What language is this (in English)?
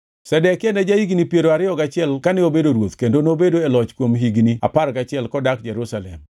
Luo (Kenya and Tanzania)